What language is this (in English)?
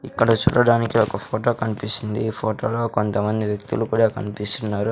Telugu